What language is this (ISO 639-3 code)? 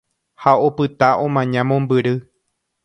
grn